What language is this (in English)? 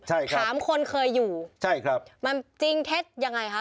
Thai